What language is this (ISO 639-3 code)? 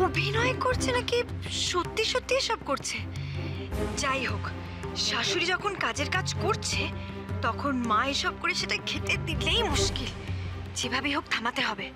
ron